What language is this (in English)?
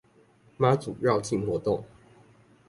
Chinese